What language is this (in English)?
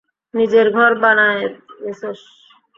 Bangla